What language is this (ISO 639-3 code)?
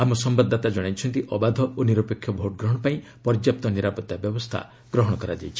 ori